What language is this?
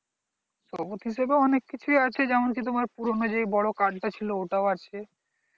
Bangla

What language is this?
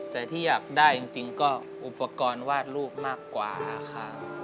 Thai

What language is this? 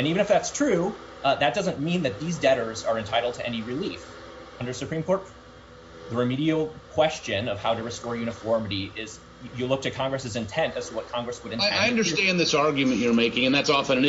English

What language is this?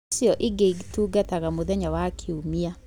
Kikuyu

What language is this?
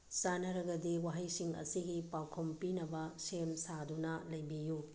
Manipuri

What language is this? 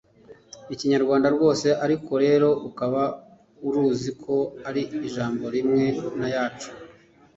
Kinyarwanda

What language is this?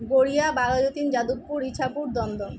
Bangla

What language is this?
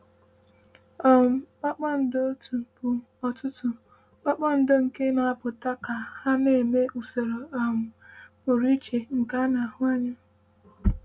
Igbo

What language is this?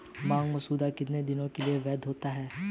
Hindi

